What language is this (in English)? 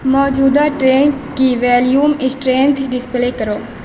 Urdu